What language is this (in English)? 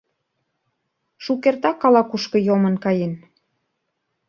Mari